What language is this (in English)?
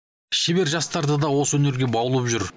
Kazakh